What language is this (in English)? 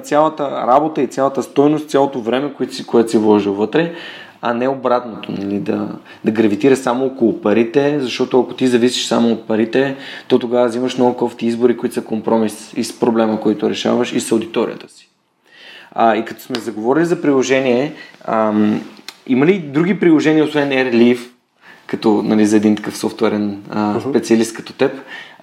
Bulgarian